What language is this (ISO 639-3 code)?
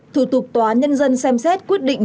vie